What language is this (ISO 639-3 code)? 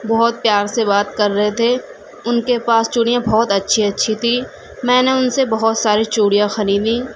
urd